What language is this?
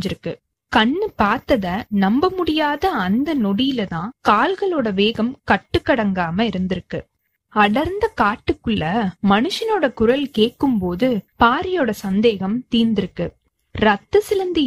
Tamil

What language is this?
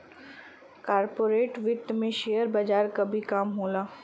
Bhojpuri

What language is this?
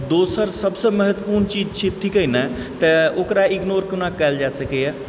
Maithili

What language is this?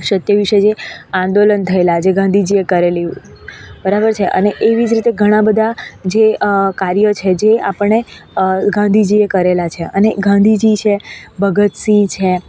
Gujarati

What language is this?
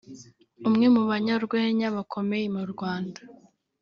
Kinyarwanda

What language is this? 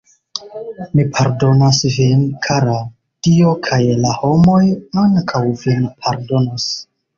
Esperanto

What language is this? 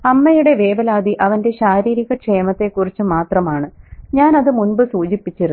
Malayalam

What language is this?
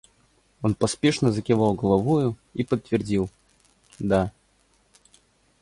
Russian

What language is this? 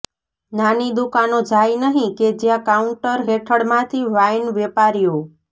Gujarati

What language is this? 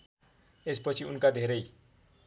Nepali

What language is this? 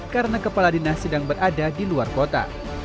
Indonesian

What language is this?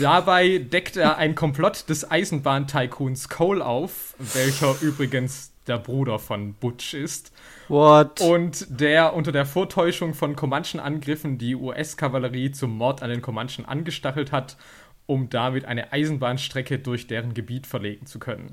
German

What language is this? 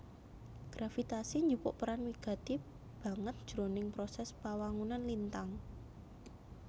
Javanese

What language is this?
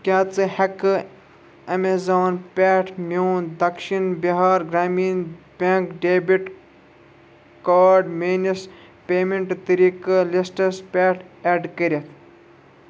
Kashmiri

